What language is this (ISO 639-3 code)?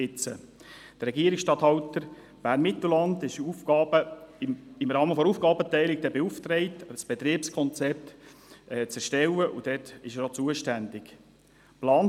gsw